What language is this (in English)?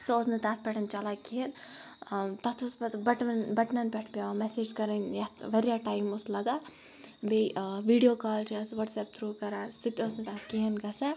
Kashmiri